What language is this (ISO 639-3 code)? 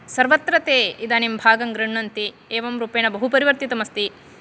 san